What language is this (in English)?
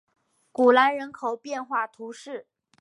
Chinese